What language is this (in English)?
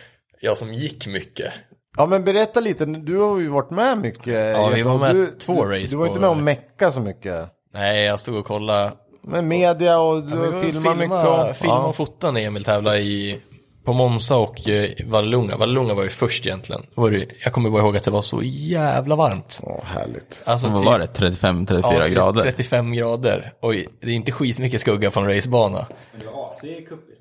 Swedish